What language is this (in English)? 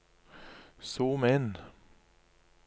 Norwegian